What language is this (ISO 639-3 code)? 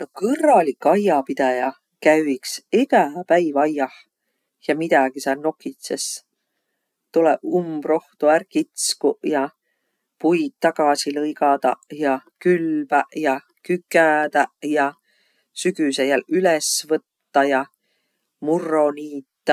vro